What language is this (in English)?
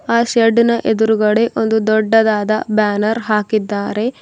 Kannada